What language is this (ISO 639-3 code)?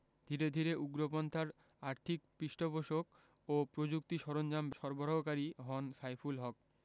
ben